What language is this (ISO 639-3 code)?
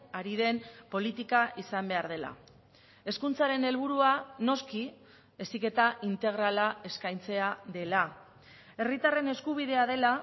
eus